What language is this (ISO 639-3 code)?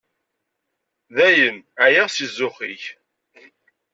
kab